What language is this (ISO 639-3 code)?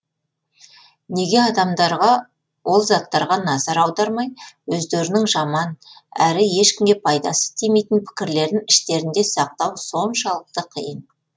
kaz